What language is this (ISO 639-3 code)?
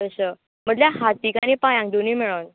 kok